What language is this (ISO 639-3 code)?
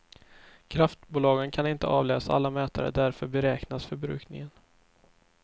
swe